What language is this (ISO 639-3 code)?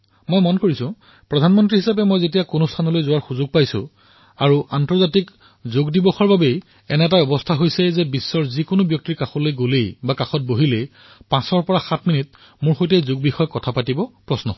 asm